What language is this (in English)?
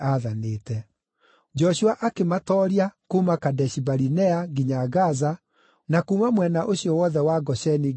Kikuyu